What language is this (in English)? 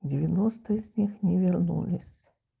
Russian